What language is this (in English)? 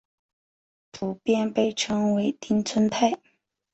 Chinese